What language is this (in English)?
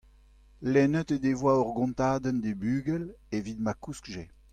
Breton